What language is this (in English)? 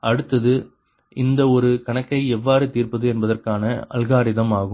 Tamil